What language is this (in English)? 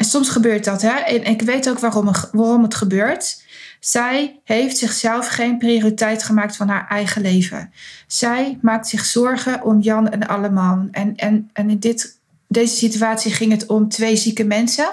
Dutch